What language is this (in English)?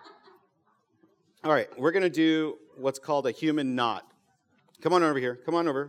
English